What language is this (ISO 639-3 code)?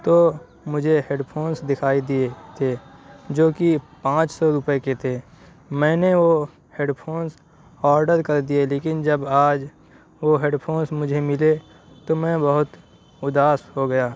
urd